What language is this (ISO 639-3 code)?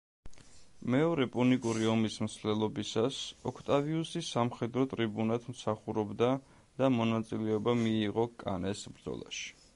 kat